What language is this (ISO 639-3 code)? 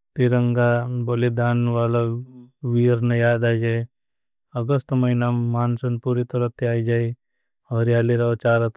bhb